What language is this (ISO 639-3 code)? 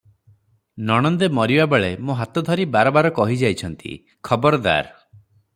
ori